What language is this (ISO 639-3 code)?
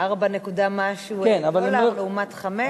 heb